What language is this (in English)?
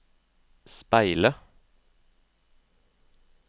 Norwegian